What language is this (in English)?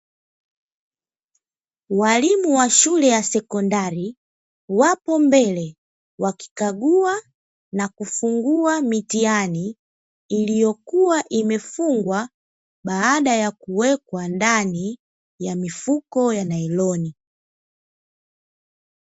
Swahili